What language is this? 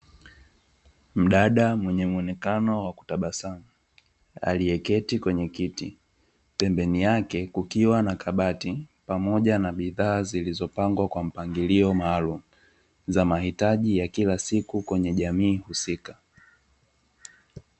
Swahili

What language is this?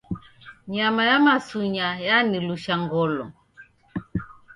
Taita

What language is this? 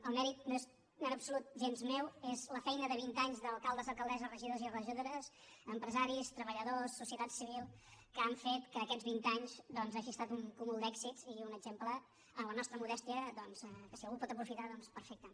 Catalan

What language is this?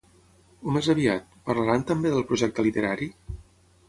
Catalan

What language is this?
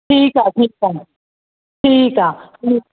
Sindhi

